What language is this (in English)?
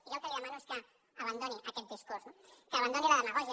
Catalan